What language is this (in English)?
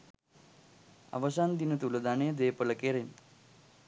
Sinhala